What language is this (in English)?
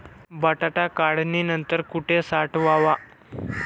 Marathi